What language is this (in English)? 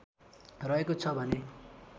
Nepali